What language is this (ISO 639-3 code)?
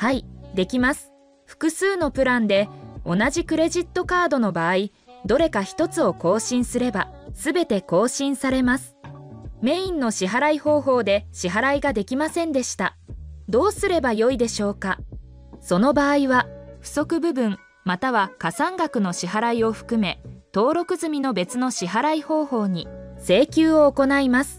jpn